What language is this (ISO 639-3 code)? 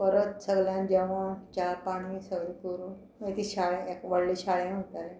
kok